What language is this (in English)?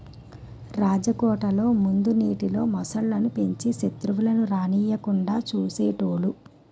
Telugu